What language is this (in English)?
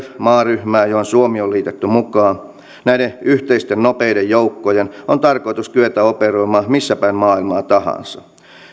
Finnish